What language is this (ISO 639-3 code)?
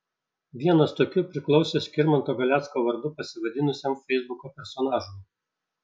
lit